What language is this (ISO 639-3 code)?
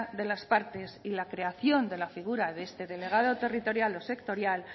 spa